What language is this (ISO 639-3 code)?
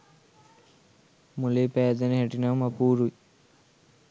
sin